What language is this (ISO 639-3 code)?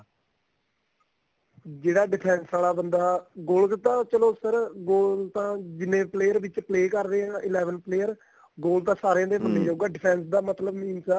pan